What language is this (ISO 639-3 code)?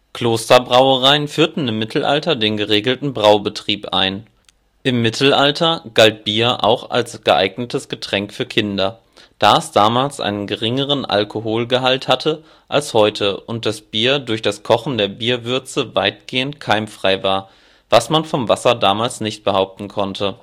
deu